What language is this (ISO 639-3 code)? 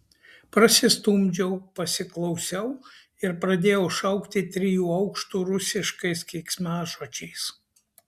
lit